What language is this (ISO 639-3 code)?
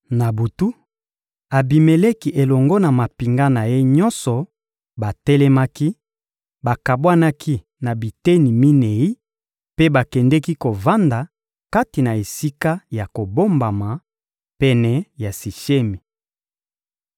lin